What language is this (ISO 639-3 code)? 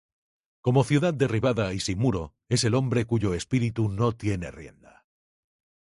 spa